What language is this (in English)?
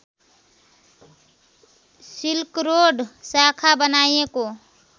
Nepali